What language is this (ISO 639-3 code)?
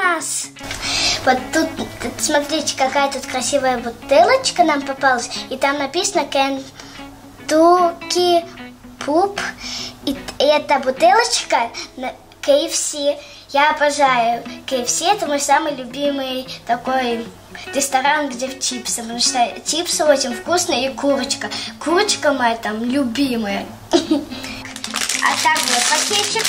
rus